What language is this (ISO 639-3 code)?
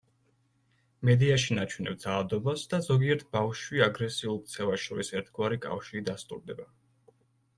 kat